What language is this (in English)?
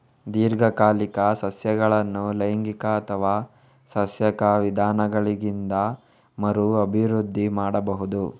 Kannada